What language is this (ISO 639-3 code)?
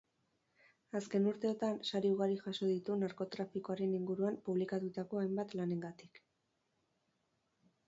eus